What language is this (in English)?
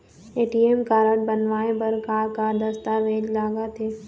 Chhattisgarhi